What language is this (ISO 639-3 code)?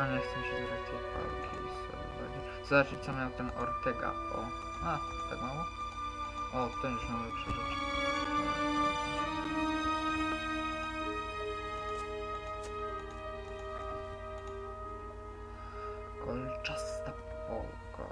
pol